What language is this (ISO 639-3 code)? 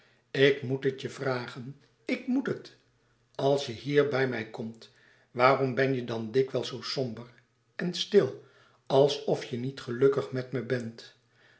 nld